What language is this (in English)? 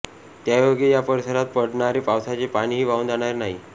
Marathi